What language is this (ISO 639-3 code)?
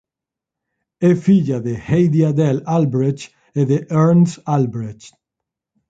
glg